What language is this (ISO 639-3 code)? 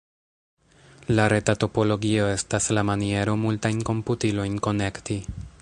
epo